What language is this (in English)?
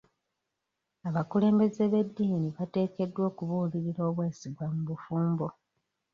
Ganda